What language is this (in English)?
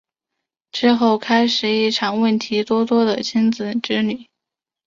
Chinese